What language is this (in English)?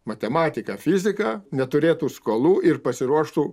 Lithuanian